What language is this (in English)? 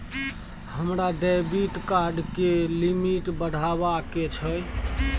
Maithili